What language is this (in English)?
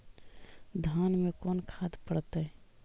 Magahi